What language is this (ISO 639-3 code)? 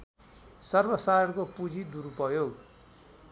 nep